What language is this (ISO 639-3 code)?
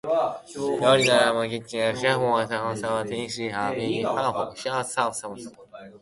jpn